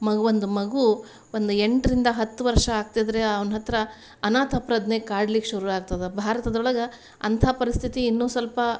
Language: Kannada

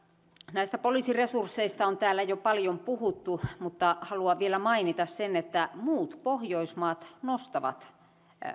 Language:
Finnish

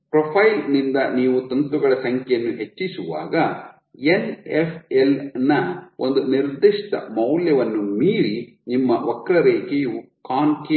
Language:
Kannada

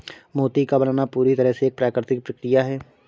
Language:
Hindi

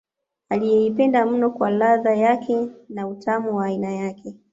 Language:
Swahili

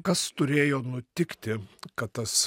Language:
Lithuanian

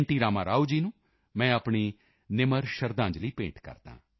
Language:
Punjabi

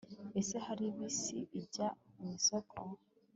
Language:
Kinyarwanda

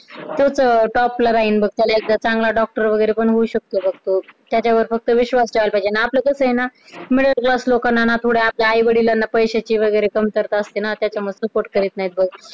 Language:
Marathi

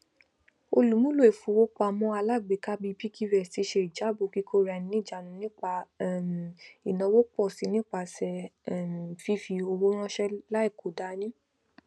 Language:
Yoruba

